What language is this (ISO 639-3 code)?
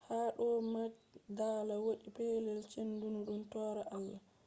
ful